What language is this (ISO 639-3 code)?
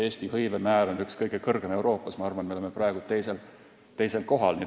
est